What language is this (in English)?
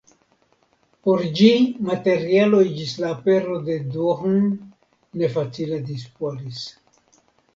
Esperanto